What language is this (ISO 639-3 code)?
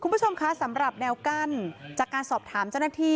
tha